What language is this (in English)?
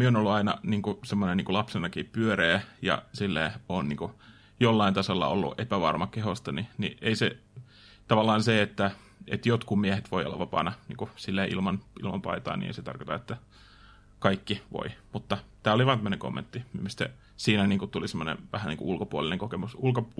Finnish